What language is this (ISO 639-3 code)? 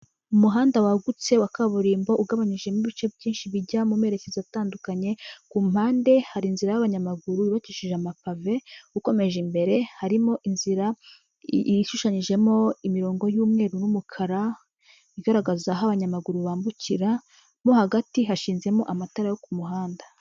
kin